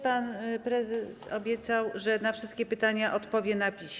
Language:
Polish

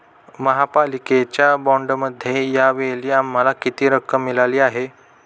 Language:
Marathi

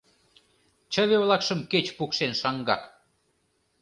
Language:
Mari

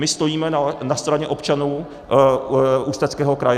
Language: Czech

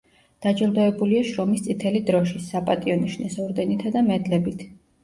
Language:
Georgian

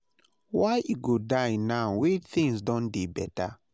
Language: Nigerian Pidgin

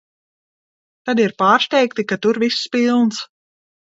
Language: Latvian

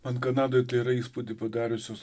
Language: Lithuanian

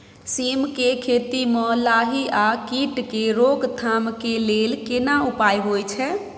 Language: Maithili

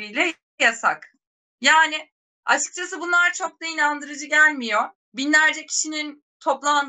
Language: Turkish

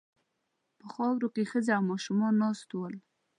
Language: Pashto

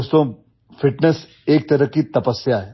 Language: Hindi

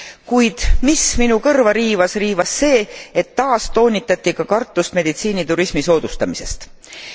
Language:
Estonian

